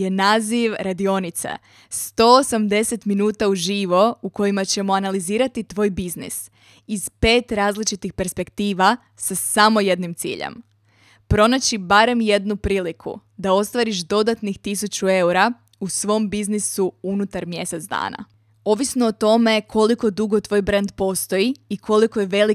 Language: Croatian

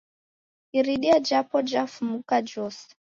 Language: Taita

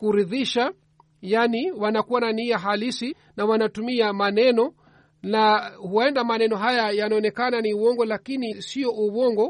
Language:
Swahili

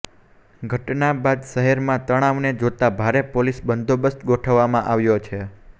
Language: Gujarati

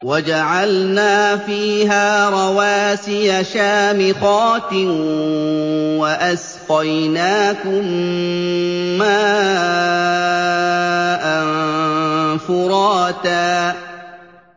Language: Arabic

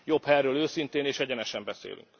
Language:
Hungarian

